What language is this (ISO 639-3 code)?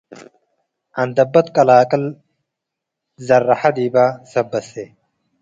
tig